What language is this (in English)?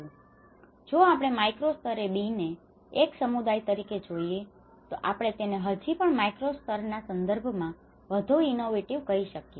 Gujarati